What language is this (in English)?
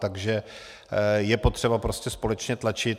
Czech